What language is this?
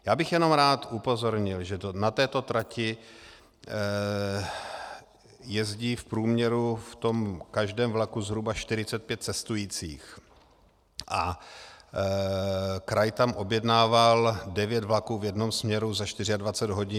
Czech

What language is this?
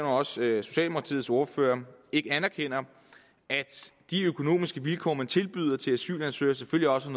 Danish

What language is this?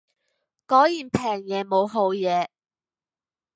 Cantonese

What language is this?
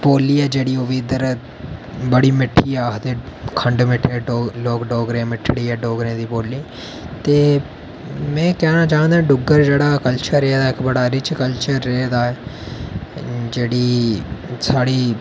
Dogri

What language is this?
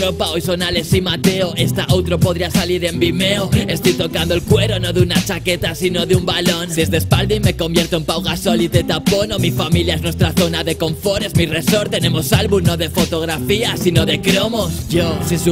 Spanish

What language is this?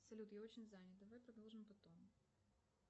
Russian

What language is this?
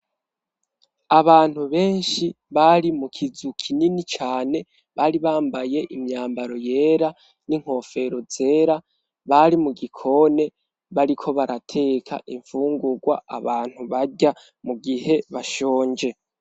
Rundi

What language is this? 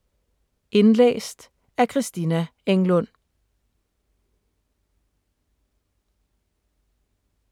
Danish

